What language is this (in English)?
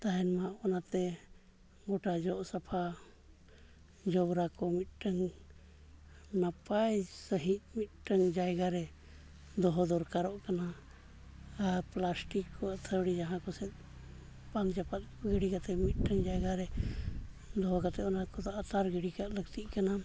Santali